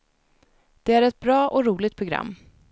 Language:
Swedish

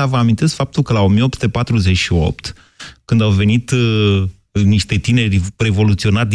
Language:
Romanian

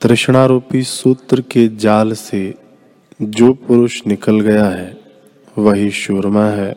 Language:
Hindi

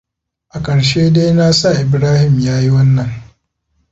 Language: Hausa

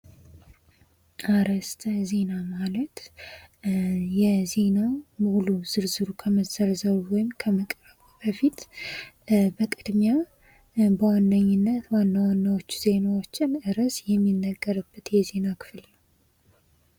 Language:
Amharic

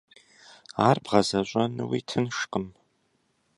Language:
Kabardian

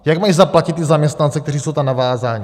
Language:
Czech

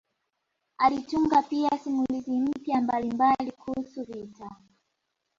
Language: Swahili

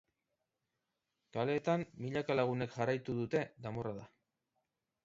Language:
Basque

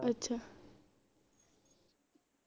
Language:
Punjabi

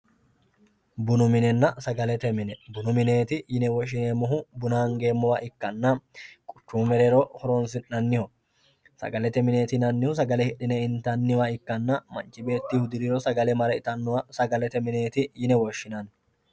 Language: Sidamo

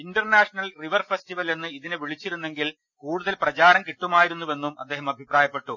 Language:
Malayalam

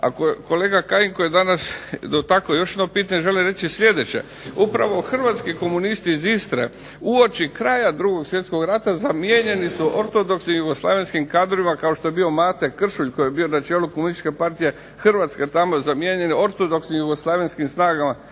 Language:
Croatian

